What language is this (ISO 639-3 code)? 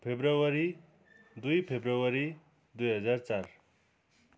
nep